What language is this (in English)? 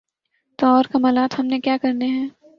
Urdu